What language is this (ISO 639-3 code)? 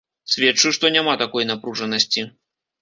bel